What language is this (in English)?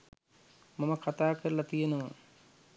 Sinhala